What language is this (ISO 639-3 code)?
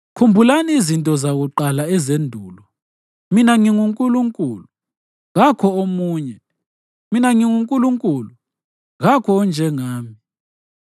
nde